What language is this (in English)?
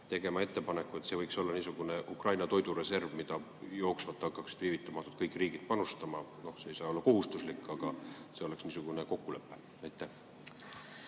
Estonian